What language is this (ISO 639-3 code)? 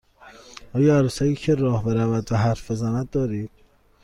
fas